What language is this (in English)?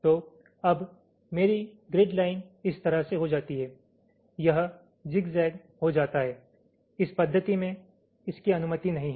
Hindi